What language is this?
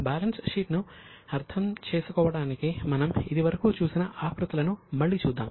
Telugu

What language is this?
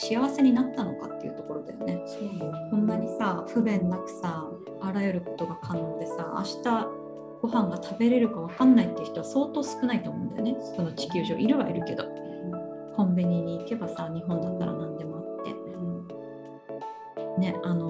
Japanese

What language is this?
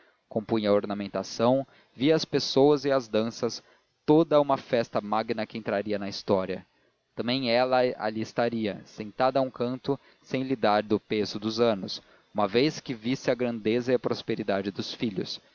Portuguese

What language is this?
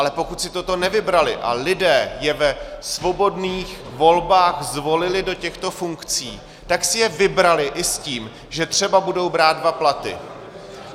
Czech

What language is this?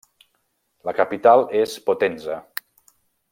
Catalan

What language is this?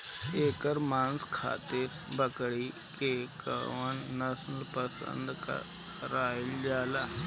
Bhojpuri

